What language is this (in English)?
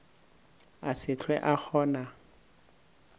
Northern Sotho